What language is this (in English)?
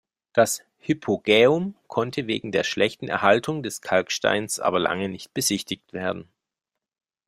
German